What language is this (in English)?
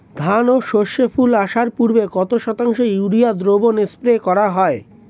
Bangla